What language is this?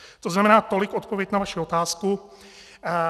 Czech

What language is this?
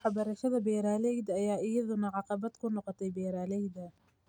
Somali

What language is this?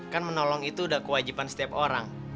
Indonesian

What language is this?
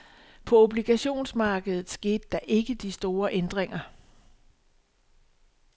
Danish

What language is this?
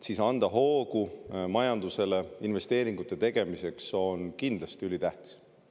Estonian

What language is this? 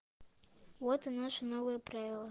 Russian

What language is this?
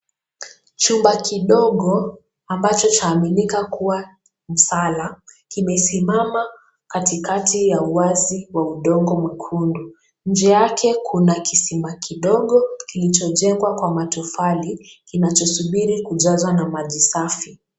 Swahili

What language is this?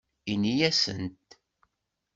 Kabyle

